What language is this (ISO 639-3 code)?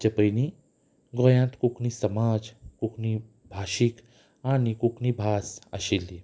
kok